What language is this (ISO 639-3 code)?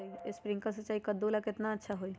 mag